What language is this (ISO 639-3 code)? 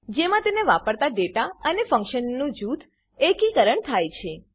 guj